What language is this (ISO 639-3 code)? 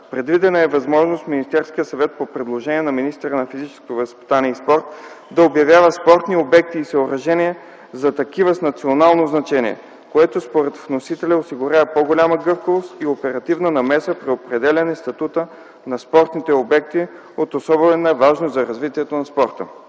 bul